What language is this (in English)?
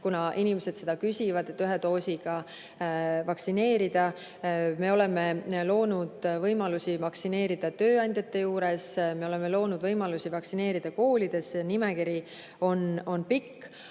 Estonian